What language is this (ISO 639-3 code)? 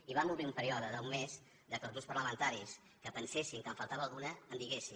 cat